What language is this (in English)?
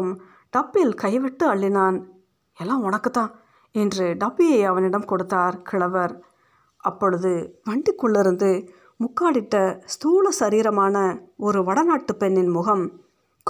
Tamil